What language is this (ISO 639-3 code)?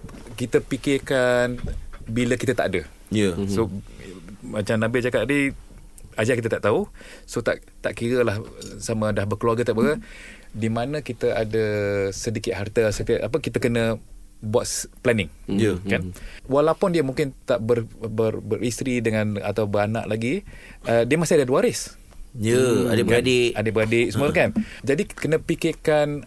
msa